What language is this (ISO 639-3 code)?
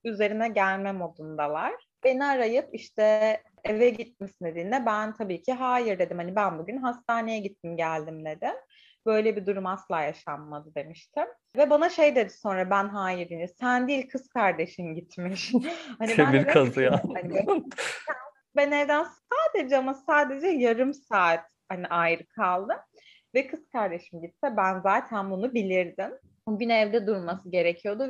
tur